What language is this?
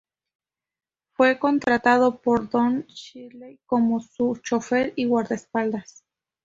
Spanish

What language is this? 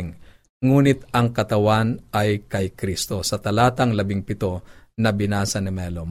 Filipino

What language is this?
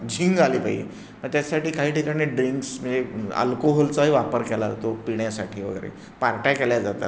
Marathi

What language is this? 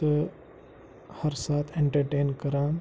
Kashmiri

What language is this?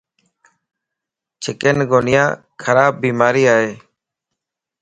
Lasi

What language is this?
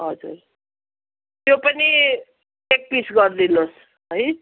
Nepali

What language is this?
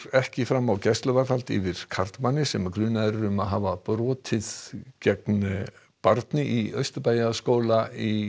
Icelandic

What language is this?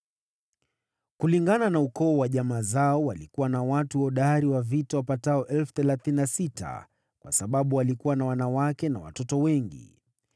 Swahili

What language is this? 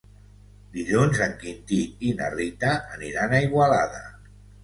Catalan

